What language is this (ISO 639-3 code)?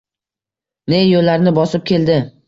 uzb